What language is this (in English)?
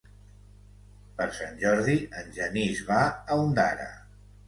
Catalan